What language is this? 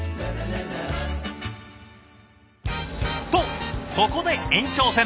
Japanese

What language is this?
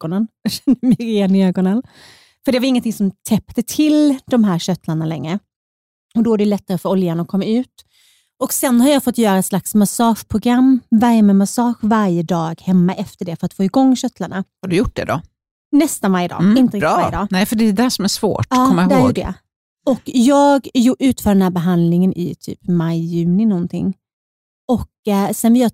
Swedish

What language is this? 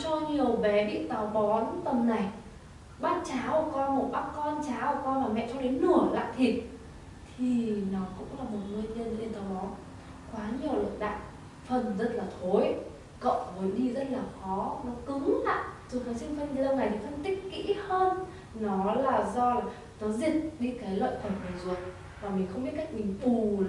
Vietnamese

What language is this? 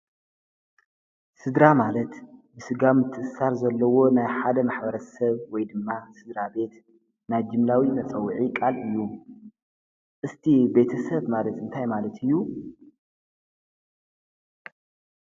Tigrinya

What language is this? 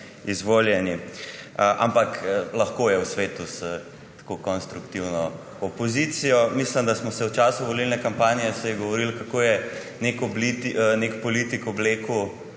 Slovenian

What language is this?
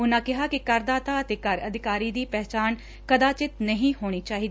Punjabi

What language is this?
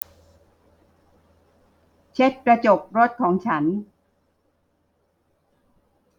Thai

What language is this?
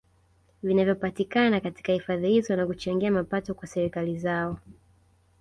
Swahili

